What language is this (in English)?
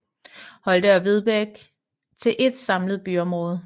Danish